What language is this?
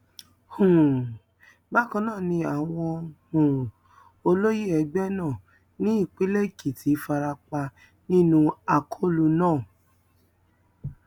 Yoruba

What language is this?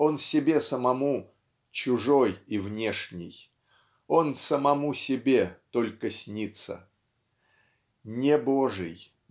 Russian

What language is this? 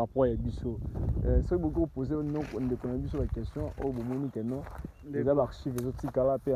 French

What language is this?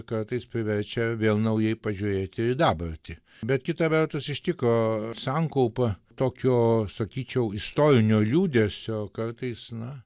Lithuanian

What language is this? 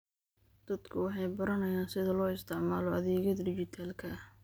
Somali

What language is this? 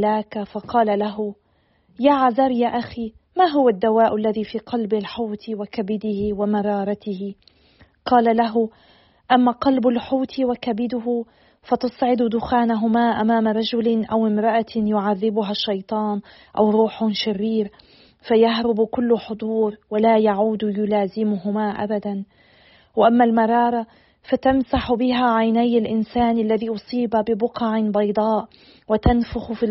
Arabic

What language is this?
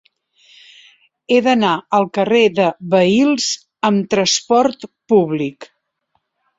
Catalan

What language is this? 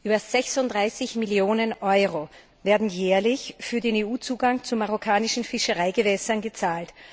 German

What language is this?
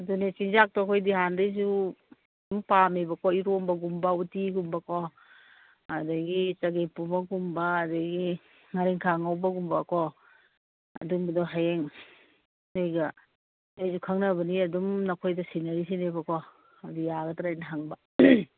Manipuri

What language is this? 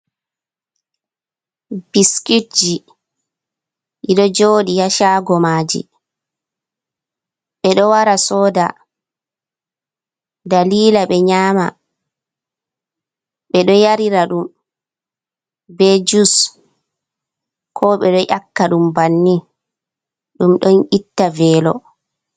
Fula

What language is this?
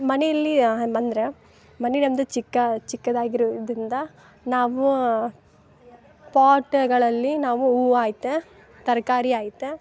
Kannada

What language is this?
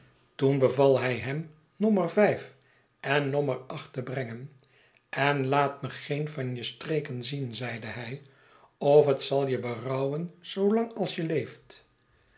Dutch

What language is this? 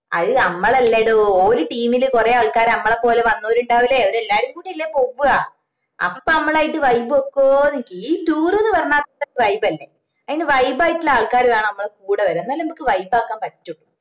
Malayalam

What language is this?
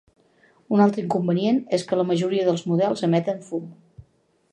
Catalan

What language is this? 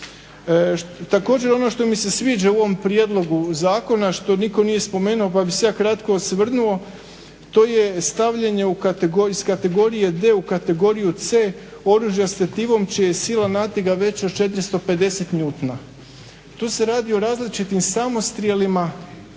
Croatian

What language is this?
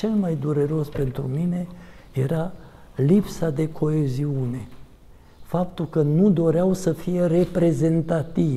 Romanian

